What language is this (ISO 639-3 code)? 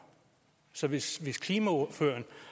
dan